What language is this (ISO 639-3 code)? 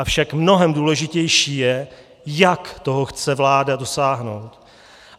ces